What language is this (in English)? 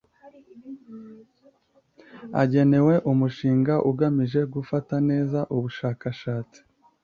Kinyarwanda